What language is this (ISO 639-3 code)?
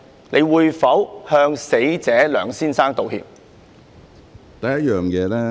yue